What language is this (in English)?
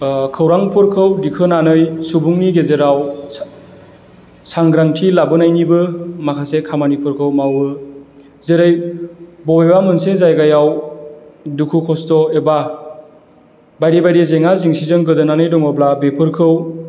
Bodo